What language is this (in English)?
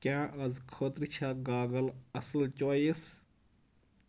Kashmiri